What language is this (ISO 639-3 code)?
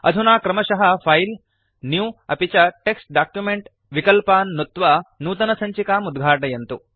san